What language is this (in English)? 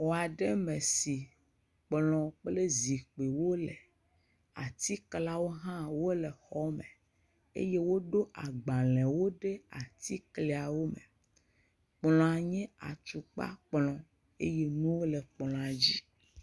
Ewe